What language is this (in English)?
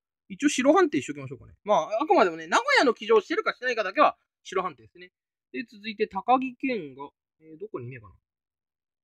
Japanese